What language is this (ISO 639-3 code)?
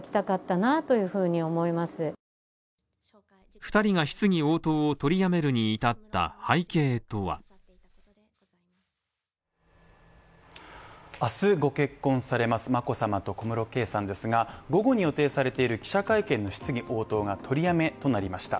jpn